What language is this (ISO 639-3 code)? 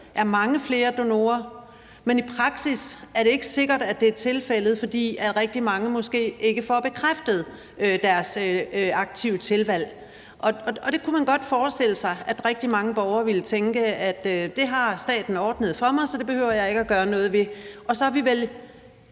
dan